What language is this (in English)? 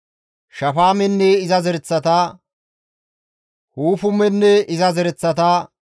Gamo